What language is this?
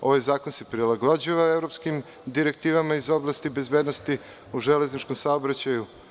Serbian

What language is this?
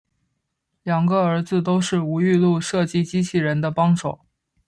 Chinese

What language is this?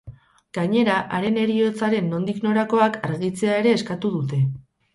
Basque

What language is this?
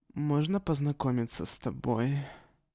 Russian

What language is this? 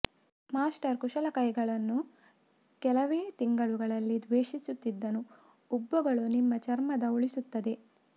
Kannada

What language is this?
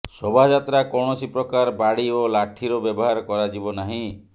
Odia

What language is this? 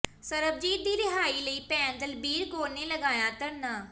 Punjabi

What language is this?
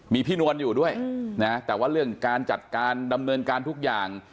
Thai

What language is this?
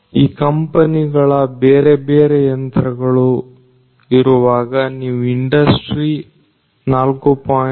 Kannada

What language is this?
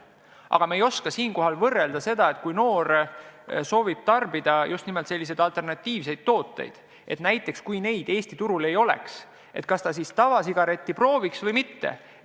Estonian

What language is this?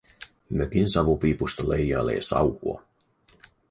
Finnish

